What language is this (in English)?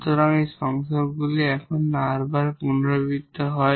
Bangla